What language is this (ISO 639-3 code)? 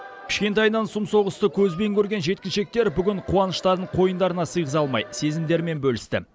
kaz